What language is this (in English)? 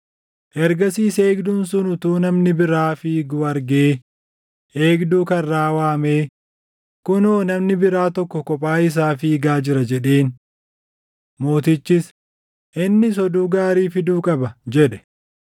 Oromo